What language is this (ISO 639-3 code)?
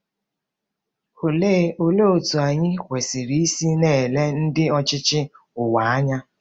ibo